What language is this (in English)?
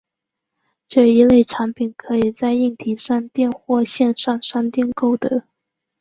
Chinese